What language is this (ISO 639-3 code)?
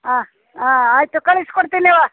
kan